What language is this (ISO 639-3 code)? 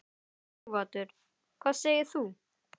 isl